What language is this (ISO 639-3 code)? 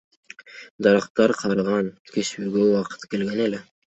kir